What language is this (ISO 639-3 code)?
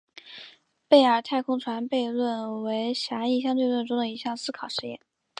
zho